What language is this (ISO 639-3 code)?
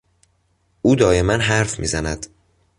fas